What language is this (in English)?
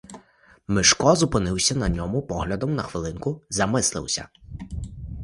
Ukrainian